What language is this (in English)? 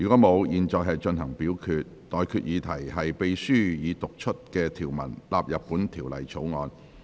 Cantonese